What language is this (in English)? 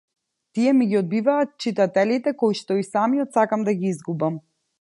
Macedonian